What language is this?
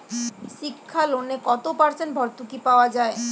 Bangla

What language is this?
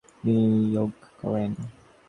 Bangla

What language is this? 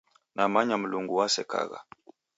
Taita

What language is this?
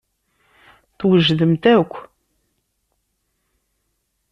Kabyle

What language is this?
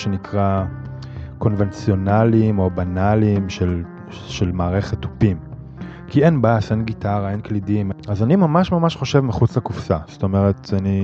Hebrew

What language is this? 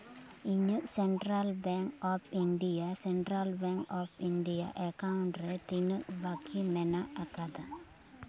Santali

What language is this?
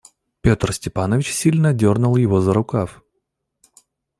Russian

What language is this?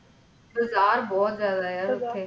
Punjabi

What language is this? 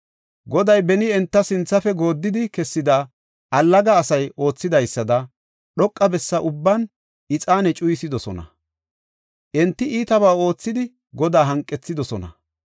Gofa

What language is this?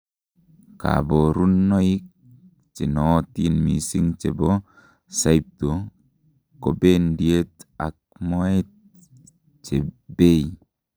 Kalenjin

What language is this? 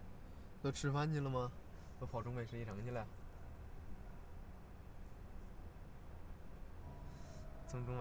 Chinese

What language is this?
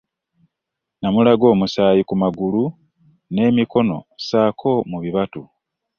Ganda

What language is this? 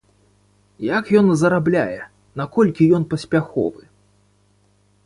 Belarusian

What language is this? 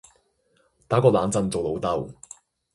Cantonese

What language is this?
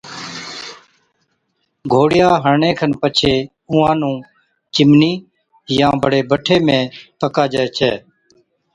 Od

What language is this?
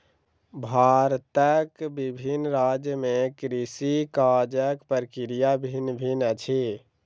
Maithili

